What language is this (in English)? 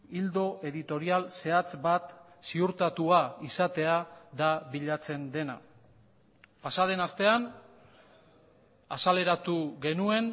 Basque